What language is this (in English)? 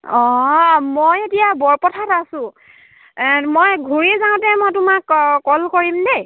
Assamese